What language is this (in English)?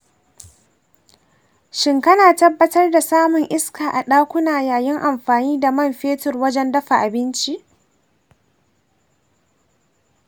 Hausa